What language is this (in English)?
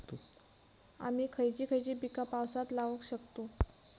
Marathi